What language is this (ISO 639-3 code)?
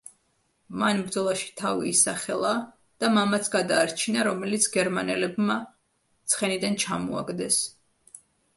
kat